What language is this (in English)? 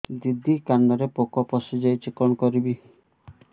Odia